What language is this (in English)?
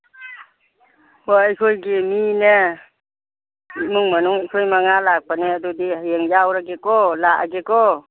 Manipuri